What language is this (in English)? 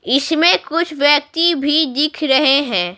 Hindi